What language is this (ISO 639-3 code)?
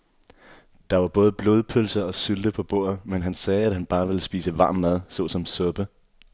dan